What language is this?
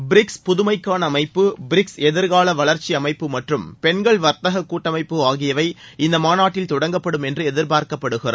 Tamil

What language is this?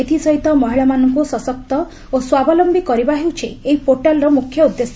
Odia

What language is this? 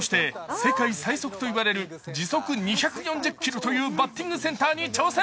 Japanese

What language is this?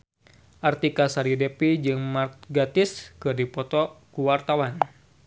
Sundanese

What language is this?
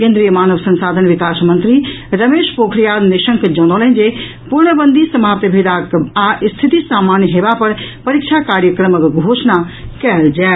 Maithili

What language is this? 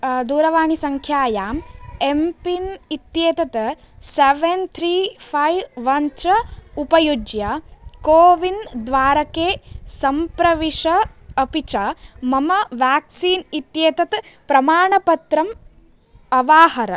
Sanskrit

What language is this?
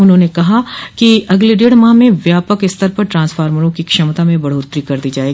Hindi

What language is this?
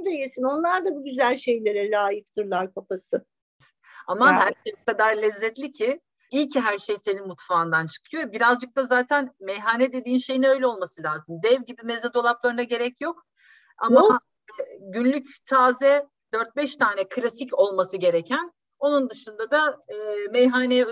Turkish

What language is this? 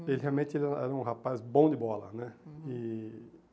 Portuguese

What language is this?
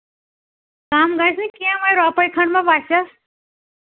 Kashmiri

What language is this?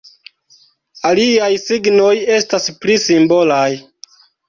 Esperanto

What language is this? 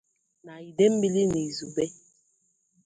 Igbo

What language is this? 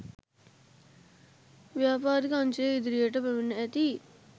Sinhala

